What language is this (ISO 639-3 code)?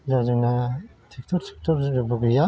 brx